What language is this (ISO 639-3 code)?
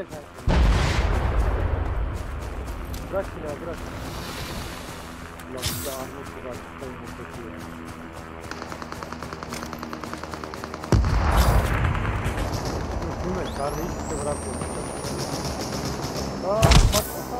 tur